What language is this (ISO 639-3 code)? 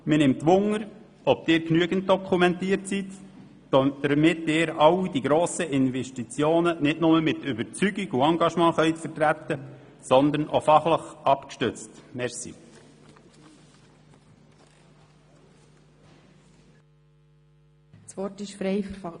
gsw